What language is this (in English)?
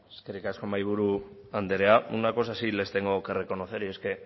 Spanish